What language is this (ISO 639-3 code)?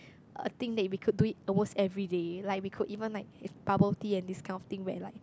eng